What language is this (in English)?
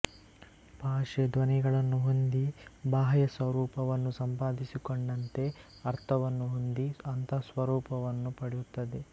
Kannada